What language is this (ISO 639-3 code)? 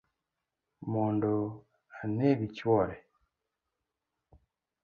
luo